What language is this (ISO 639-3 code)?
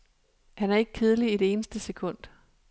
dan